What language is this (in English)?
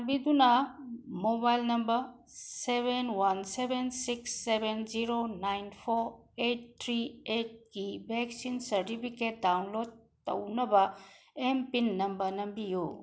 Manipuri